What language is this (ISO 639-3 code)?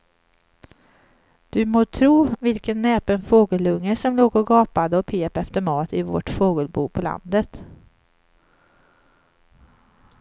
swe